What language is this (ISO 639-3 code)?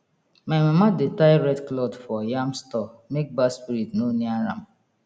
pcm